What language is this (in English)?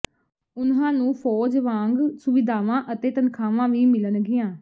Punjabi